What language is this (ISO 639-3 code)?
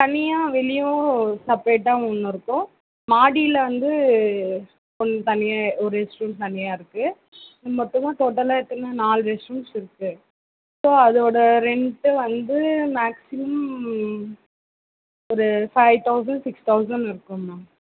tam